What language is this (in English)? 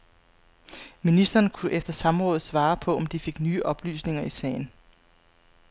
Danish